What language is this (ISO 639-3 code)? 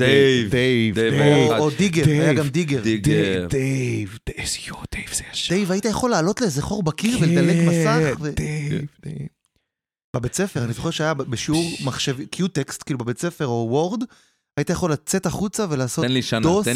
heb